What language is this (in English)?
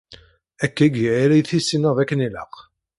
Kabyle